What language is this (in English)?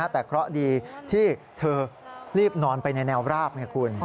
Thai